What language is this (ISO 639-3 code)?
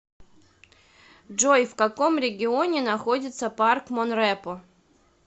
rus